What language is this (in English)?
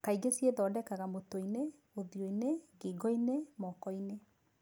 Kikuyu